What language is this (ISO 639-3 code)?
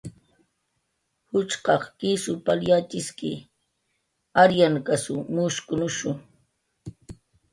jqr